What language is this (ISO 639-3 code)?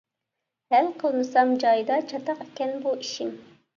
uig